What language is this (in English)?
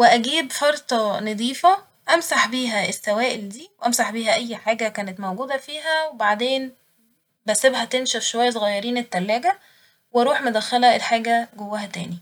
Egyptian Arabic